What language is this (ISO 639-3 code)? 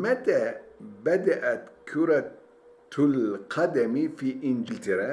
tur